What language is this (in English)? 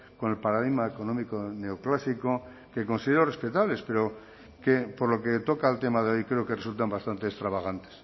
Spanish